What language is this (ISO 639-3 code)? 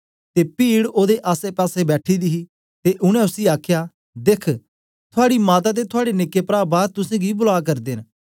doi